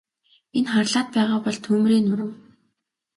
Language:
Mongolian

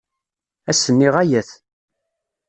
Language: Kabyle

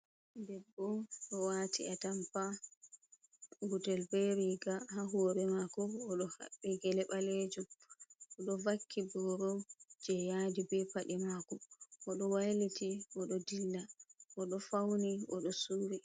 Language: Fula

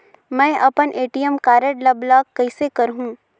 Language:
Chhattisgarhi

